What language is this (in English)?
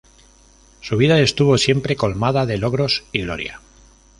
Spanish